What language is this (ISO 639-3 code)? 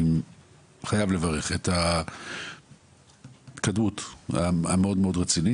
heb